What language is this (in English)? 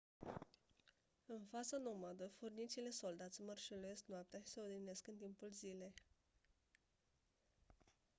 Romanian